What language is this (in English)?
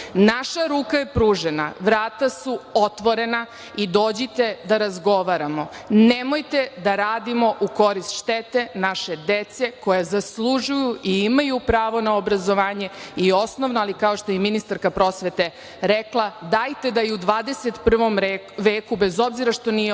Serbian